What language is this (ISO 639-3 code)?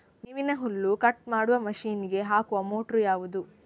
kan